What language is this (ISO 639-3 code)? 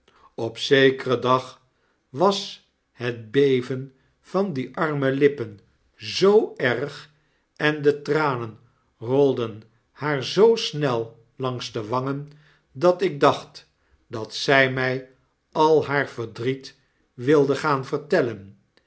nld